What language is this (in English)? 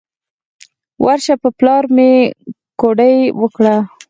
Pashto